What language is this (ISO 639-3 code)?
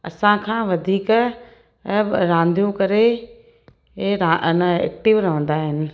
snd